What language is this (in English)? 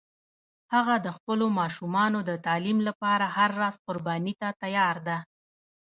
Pashto